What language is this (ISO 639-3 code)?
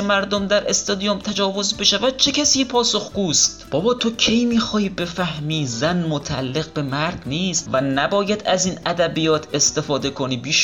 fas